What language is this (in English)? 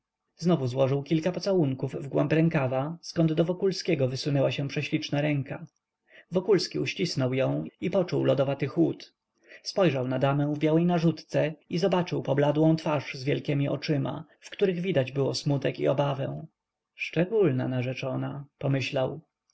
Polish